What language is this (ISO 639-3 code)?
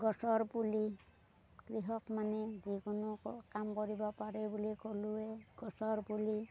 asm